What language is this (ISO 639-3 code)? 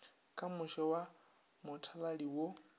nso